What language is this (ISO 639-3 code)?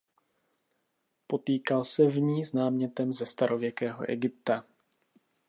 ces